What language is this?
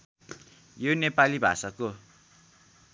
Nepali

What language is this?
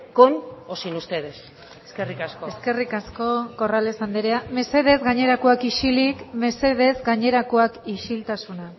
Basque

